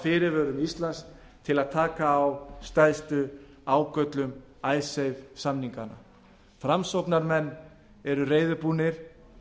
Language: Icelandic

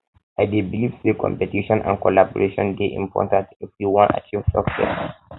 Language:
Nigerian Pidgin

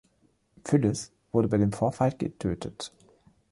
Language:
German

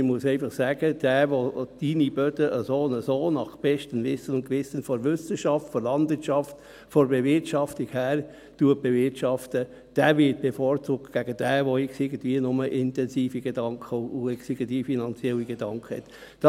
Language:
Swiss German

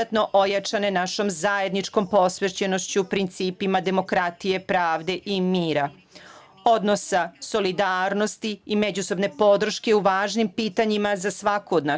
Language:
Serbian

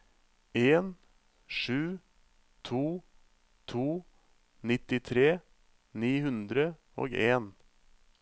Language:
Norwegian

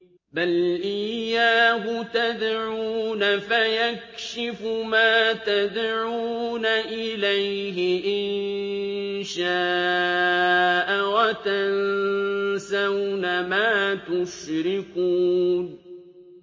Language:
Arabic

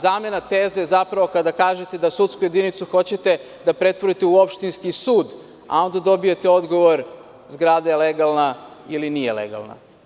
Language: Serbian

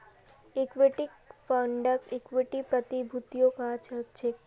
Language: Magahi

